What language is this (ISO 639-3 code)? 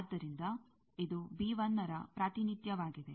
kan